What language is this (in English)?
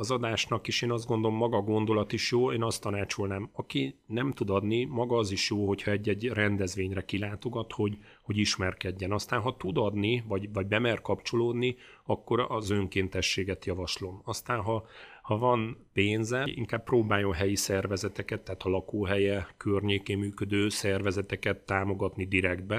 Hungarian